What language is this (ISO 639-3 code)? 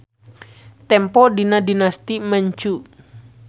sun